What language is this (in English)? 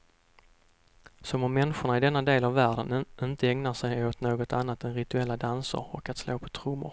Swedish